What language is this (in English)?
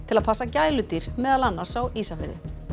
Icelandic